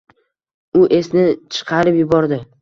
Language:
Uzbek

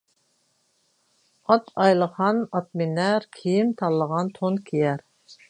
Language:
Uyghur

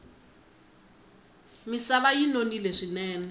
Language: Tsonga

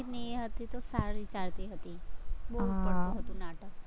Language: Gujarati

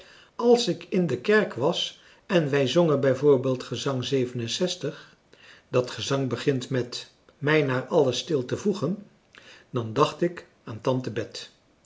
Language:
Dutch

